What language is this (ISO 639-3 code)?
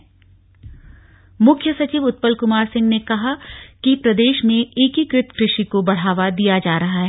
hin